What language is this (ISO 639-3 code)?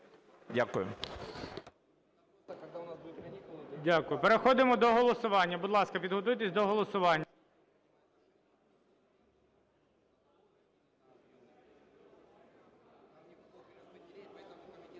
ukr